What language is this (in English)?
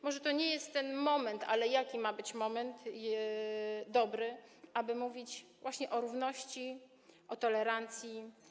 Polish